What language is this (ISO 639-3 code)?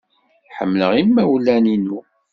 kab